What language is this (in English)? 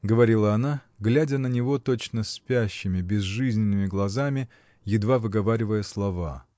Russian